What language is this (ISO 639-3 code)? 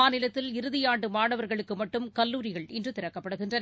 tam